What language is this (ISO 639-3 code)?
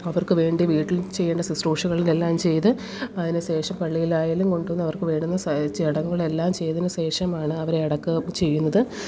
mal